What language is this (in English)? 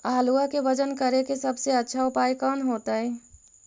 Magahi